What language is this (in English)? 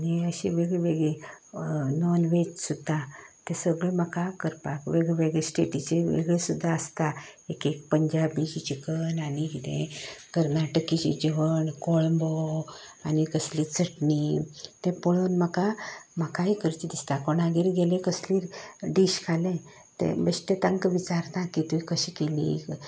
Konkani